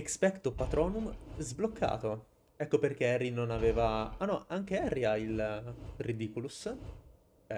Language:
Italian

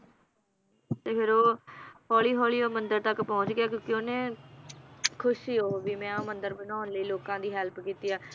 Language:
Punjabi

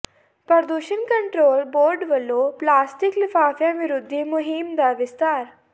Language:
Punjabi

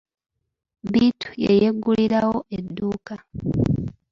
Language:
Ganda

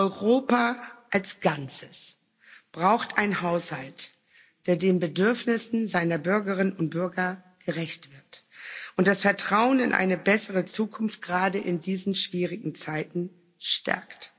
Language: German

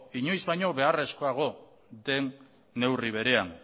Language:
Basque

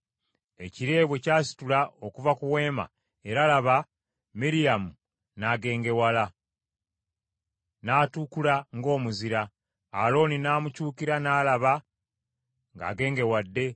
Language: Ganda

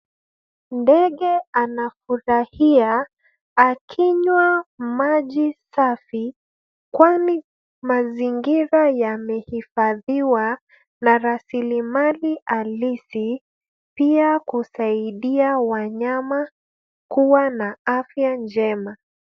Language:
Swahili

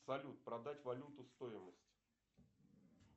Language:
Russian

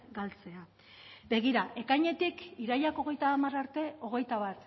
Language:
Basque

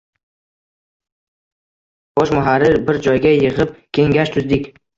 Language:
Uzbek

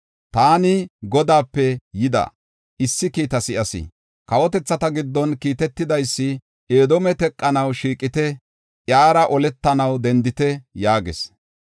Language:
Gofa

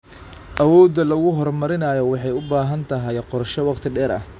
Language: Somali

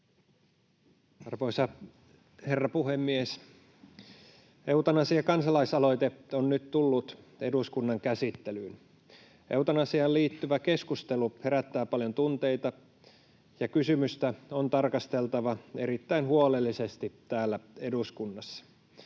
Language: Finnish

